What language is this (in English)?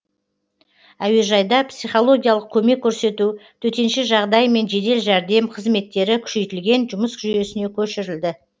Kazakh